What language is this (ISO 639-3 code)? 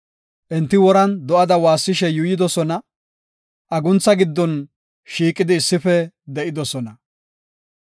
gof